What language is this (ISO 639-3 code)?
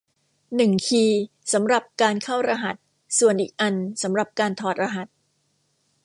tha